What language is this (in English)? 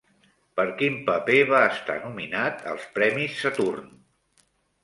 Catalan